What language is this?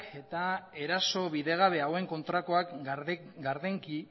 Basque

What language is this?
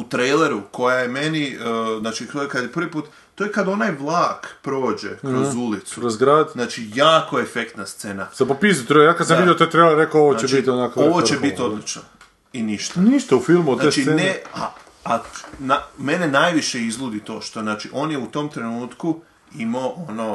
Croatian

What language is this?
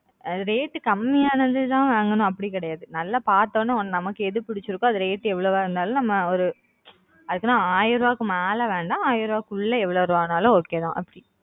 Tamil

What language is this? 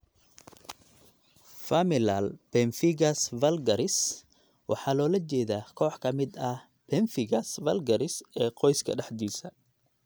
Somali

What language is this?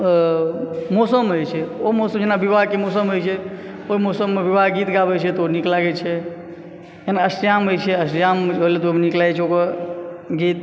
Maithili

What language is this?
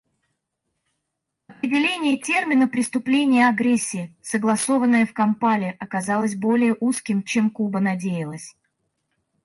Russian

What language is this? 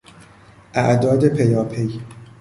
Persian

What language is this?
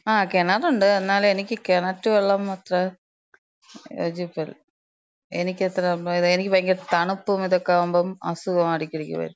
Malayalam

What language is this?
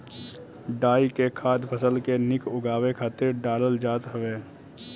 Bhojpuri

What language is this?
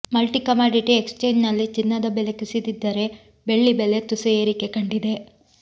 Kannada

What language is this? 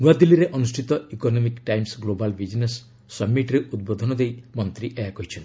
Odia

